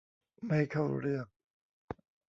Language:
Thai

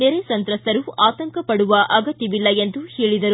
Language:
Kannada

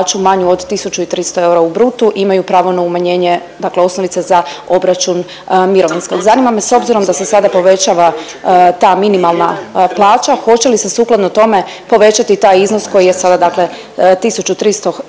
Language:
Croatian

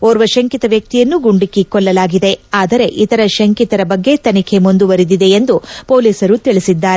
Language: Kannada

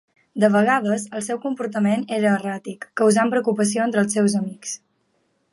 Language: Catalan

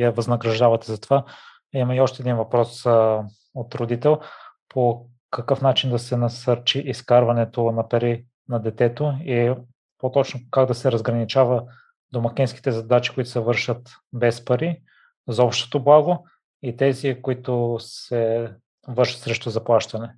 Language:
Bulgarian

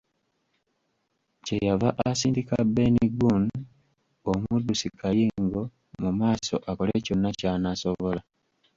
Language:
Ganda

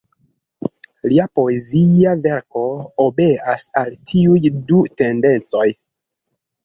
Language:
Esperanto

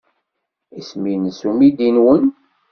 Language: Kabyle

